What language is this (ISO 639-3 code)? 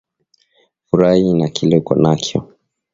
swa